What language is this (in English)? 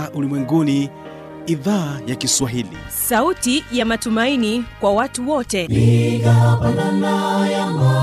Swahili